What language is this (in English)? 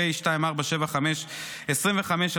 Hebrew